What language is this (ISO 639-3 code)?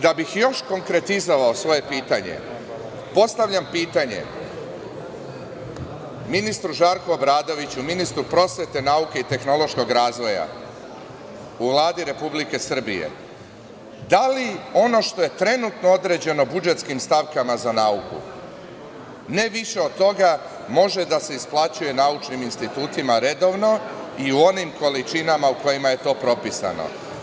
srp